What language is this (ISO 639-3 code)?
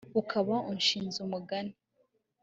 kin